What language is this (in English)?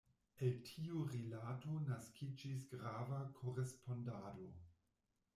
Esperanto